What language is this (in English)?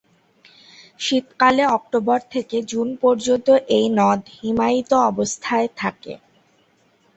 Bangla